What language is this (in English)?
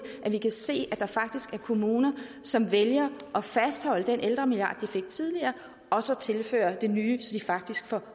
Danish